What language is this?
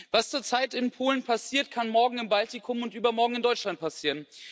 German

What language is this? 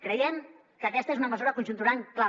Catalan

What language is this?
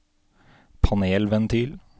Norwegian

